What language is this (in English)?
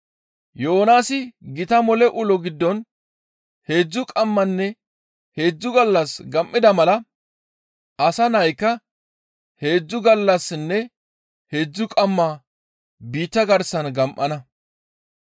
Gamo